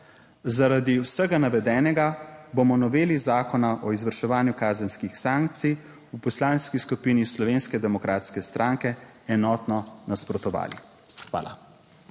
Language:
Slovenian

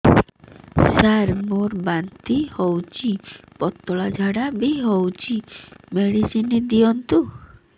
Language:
Odia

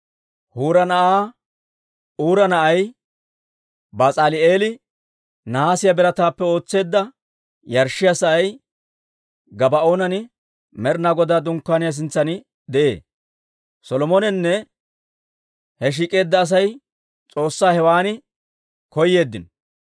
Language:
Dawro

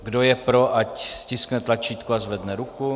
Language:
Czech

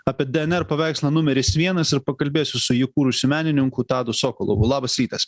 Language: Lithuanian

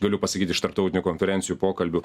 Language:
Lithuanian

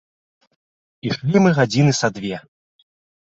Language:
Belarusian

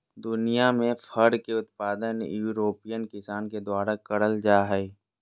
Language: Magahi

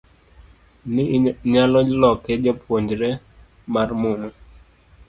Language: Luo (Kenya and Tanzania)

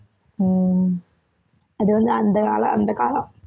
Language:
Tamil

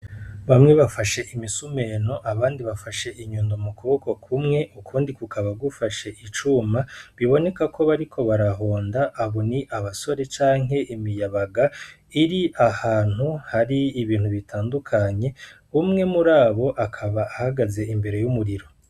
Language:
Rundi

